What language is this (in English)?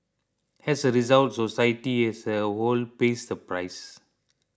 English